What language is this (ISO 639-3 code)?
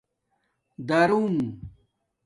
dmk